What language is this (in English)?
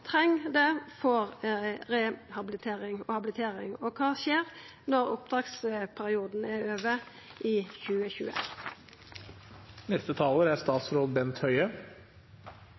Norwegian